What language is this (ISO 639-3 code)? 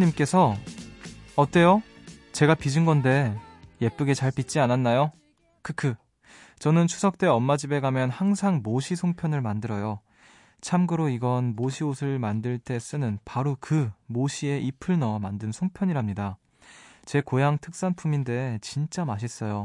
kor